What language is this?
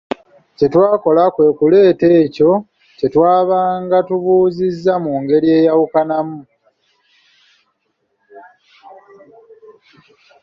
Ganda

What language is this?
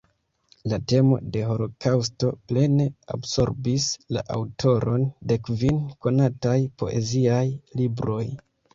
Esperanto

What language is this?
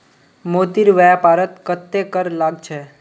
Magahi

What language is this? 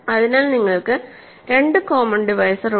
Malayalam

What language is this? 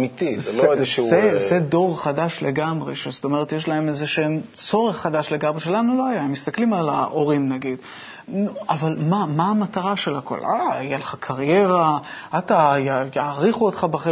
Hebrew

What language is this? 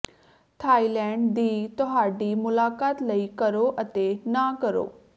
Punjabi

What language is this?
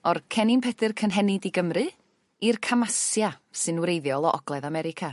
Welsh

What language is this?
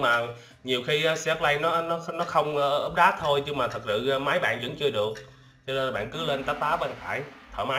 Vietnamese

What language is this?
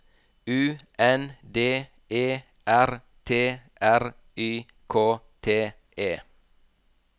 Norwegian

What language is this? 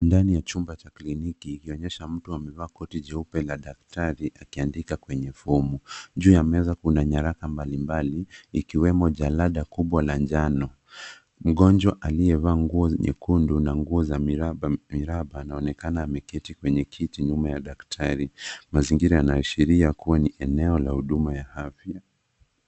Swahili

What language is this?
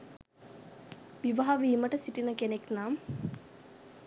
Sinhala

